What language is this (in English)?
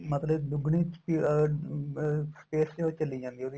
Punjabi